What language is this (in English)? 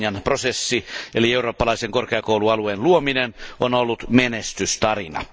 Finnish